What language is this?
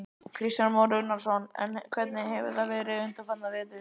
Icelandic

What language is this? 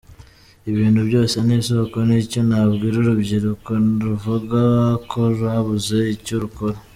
Kinyarwanda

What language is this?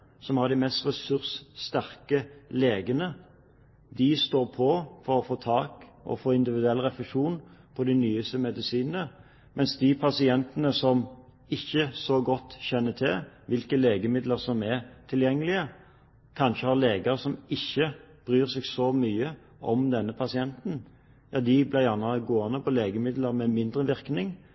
Norwegian Bokmål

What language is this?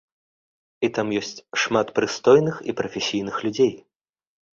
Belarusian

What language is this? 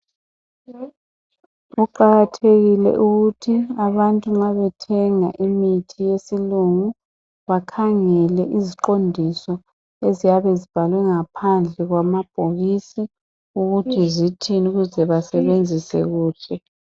North Ndebele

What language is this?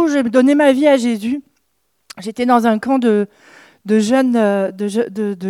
French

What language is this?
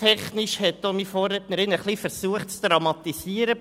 Swiss German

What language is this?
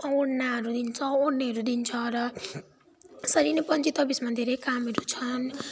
Nepali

